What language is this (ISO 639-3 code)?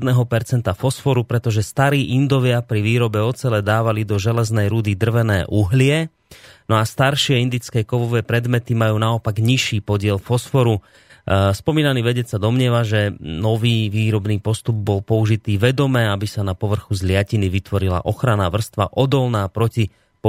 slk